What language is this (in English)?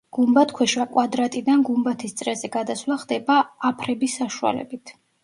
Georgian